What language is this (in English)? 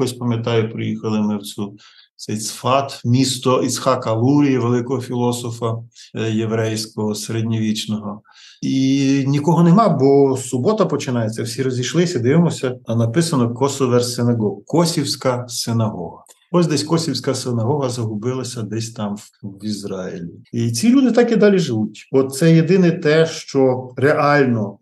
Ukrainian